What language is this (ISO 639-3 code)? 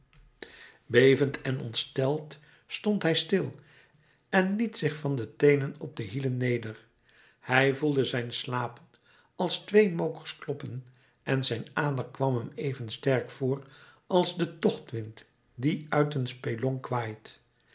nld